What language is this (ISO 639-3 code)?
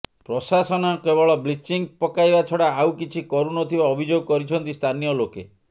ori